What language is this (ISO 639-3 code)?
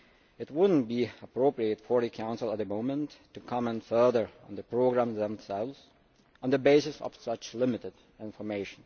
eng